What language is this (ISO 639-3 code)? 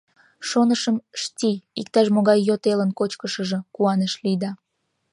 chm